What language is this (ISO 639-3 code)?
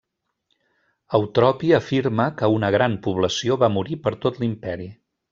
cat